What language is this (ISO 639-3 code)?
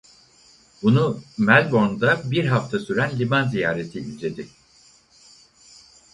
tur